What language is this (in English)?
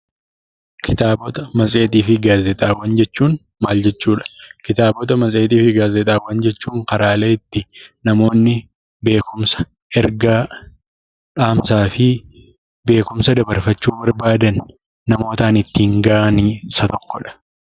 Oromo